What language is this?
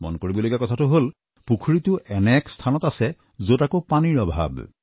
Assamese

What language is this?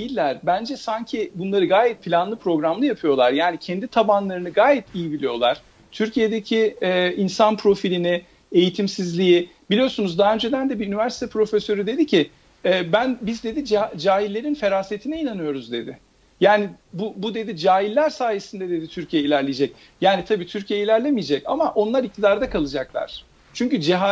Turkish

